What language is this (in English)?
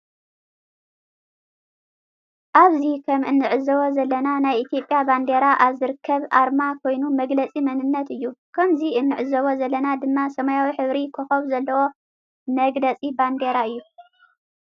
Tigrinya